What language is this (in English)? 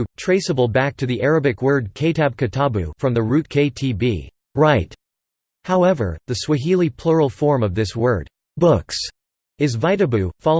English